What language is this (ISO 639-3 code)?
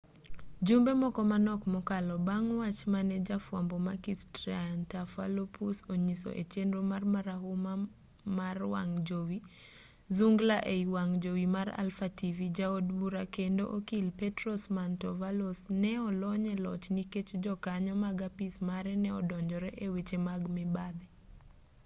luo